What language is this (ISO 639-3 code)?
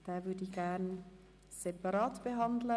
gsw